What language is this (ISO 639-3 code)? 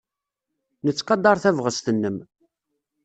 kab